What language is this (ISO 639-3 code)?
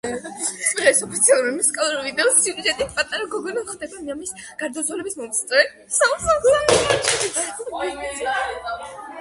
kat